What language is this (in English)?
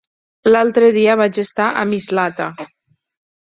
Catalan